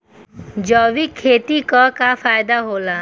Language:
Bhojpuri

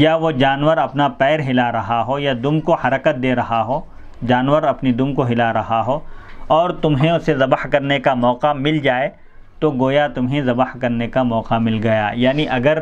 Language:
Indonesian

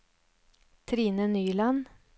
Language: Norwegian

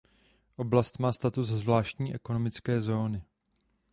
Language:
Czech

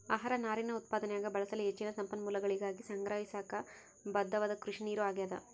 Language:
Kannada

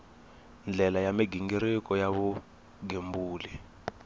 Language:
Tsonga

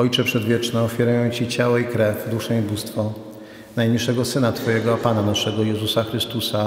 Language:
Polish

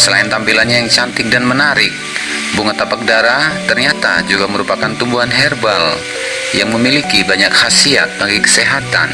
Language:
Indonesian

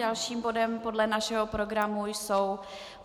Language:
Czech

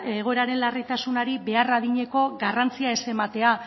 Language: Basque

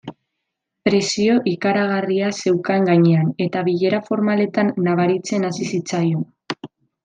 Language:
Basque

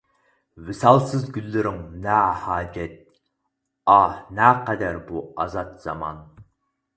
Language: Uyghur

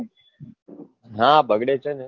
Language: Gujarati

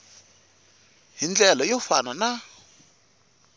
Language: Tsonga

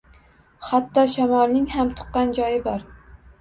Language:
Uzbek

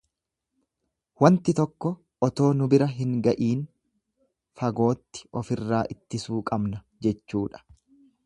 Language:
Oromo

